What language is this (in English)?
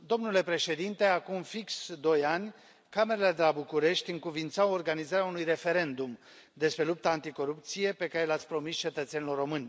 Romanian